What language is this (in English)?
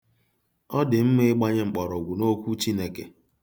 Igbo